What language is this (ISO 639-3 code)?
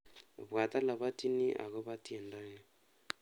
kln